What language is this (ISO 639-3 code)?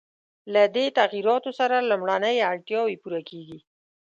pus